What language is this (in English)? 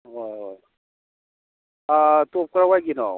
Manipuri